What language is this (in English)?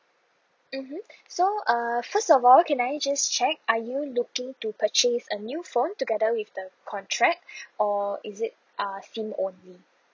English